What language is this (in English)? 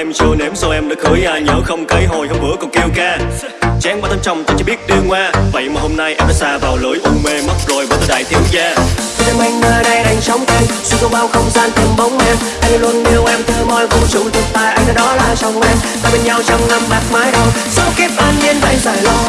Vietnamese